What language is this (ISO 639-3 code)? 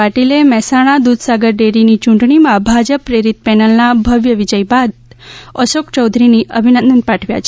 guj